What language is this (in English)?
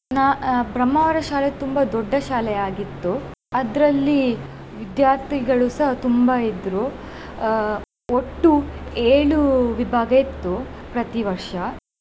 Kannada